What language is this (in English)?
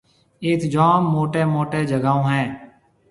Marwari (Pakistan)